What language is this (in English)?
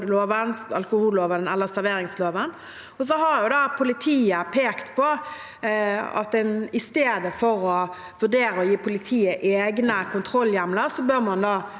Norwegian